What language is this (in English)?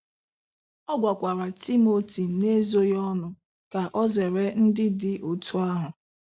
Igbo